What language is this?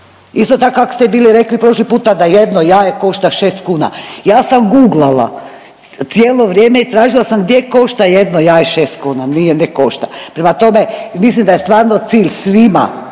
Croatian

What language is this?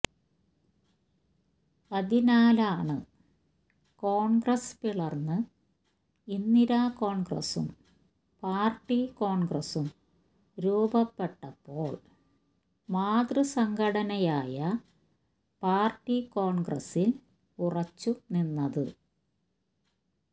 Malayalam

